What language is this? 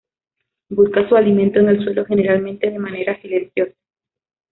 Spanish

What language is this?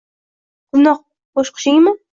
Uzbek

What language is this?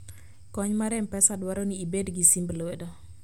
Luo (Kenya and Tanzania)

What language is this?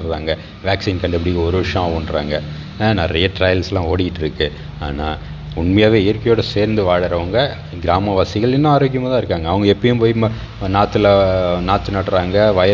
Tamil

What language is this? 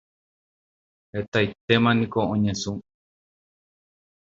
Guarani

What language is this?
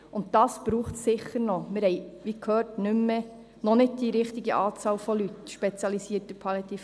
Swiss German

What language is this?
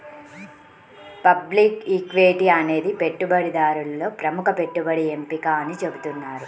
Telugu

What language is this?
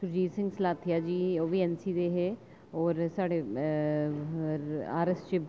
Dogri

